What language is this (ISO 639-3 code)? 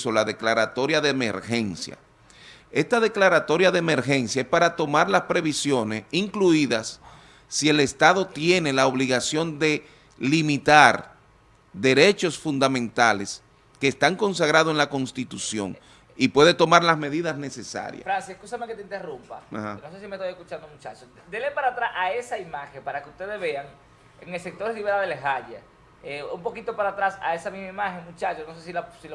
spa